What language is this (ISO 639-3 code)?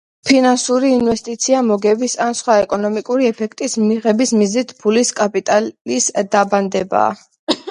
kat